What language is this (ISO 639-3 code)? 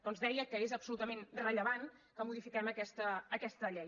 cat